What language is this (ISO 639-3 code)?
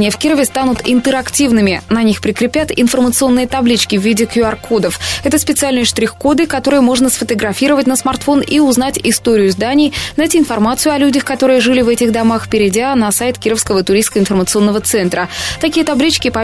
rus